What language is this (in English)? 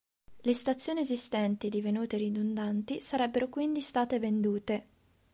Italian